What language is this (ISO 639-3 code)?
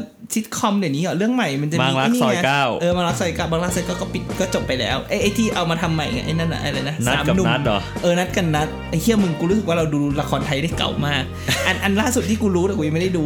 tha